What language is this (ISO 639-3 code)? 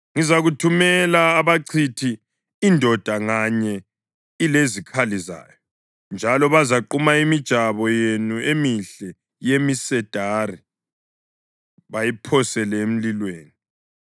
nde